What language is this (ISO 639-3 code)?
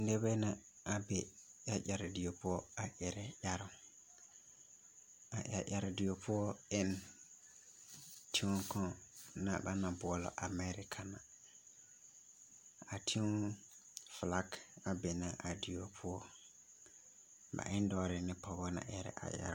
dga